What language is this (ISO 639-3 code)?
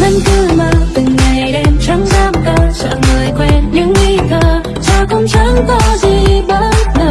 vie